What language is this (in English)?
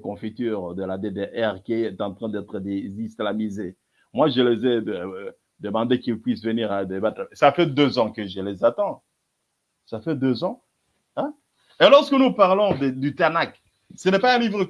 French